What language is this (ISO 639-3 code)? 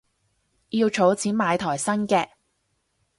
yue